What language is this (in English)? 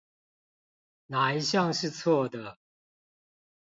Chinese